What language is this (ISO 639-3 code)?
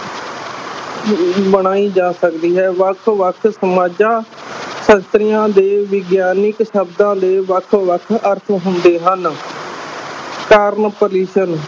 pan